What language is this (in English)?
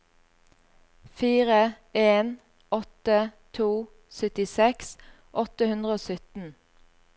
Norwegian